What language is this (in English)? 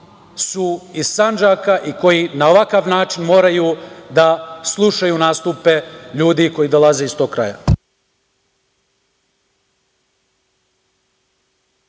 Serbian